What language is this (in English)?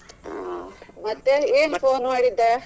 Kannada